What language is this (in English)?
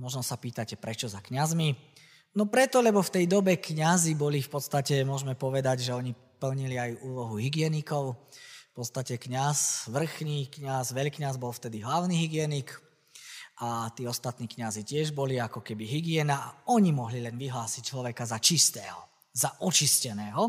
Slovak